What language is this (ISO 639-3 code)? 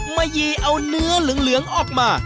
tha